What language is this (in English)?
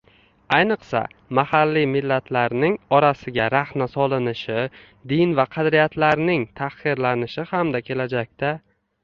Uzbek